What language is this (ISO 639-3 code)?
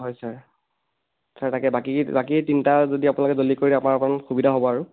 asm